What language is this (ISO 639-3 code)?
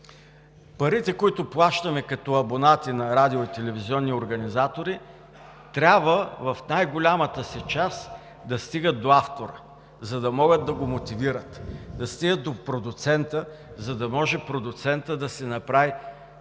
bul